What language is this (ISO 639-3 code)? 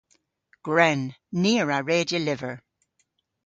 cor